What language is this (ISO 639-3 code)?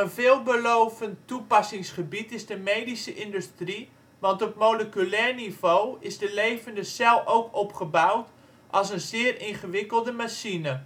nld